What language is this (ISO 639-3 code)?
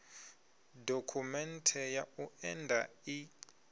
ven